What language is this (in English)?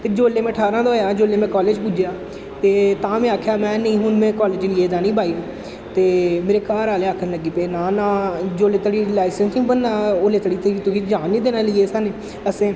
Dogri